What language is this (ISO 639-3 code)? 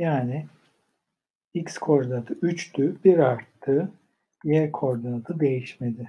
tur